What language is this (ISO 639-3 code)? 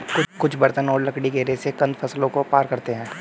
hin